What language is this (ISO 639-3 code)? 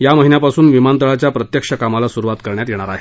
mar